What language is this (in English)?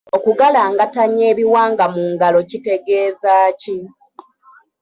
Ganda